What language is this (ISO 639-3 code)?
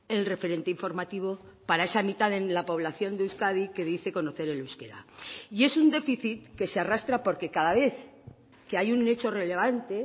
spa